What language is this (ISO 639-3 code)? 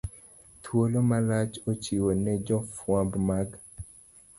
luo